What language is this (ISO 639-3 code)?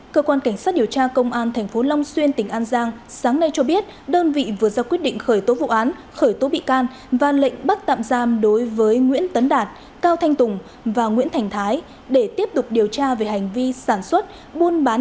vie